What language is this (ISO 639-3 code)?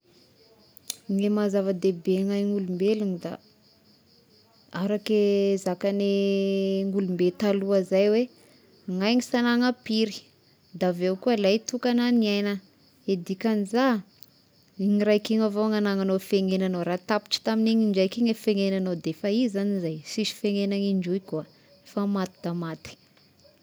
tkg